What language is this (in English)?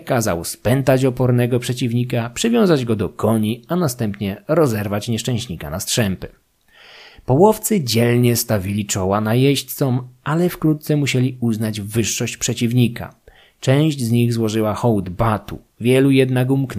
Polish